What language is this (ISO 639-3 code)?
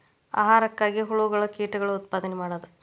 kan